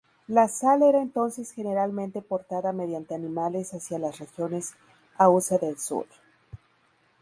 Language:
Spanish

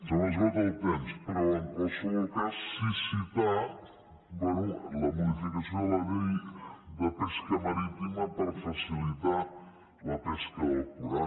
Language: Catalan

